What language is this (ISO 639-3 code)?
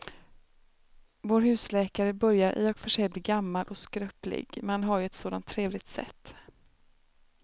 swe